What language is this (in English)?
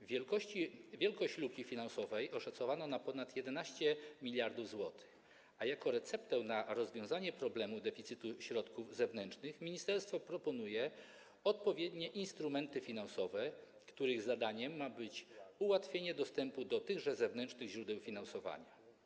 Polish